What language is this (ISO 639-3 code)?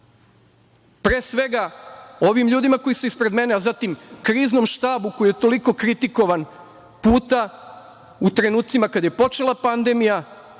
srp